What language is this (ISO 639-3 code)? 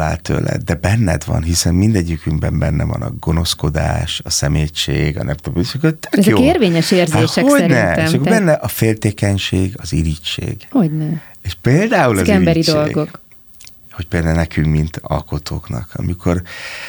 hun